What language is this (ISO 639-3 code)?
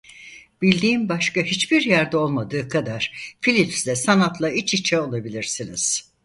tur